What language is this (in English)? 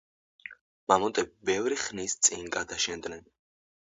Georgian